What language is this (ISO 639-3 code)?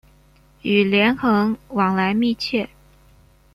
zho